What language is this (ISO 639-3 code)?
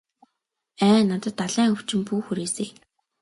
mon